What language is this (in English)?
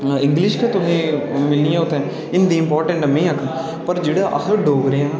Dogri